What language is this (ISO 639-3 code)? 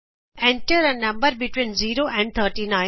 pan